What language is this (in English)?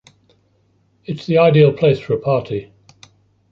English